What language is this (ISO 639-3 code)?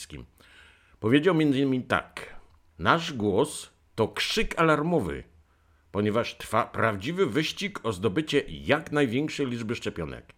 pol